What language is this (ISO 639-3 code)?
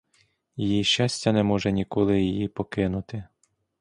ukr